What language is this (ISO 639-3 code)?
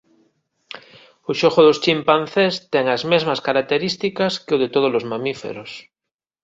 glg